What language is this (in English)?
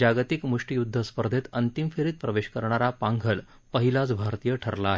Marathi